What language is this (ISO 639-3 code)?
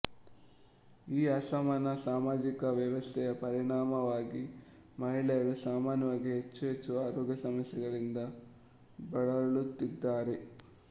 kan